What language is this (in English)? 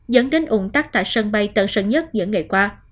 Vietnamese